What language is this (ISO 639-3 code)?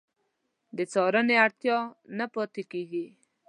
pus